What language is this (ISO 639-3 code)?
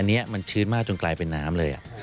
tha